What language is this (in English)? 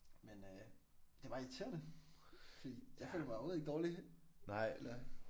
Danish